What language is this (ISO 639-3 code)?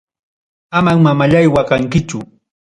quy